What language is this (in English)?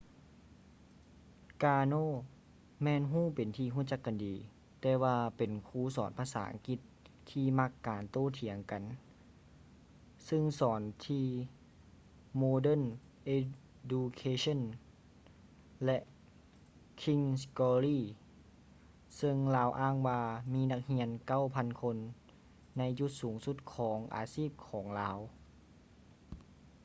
Lao